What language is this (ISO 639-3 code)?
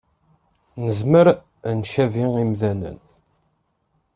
kab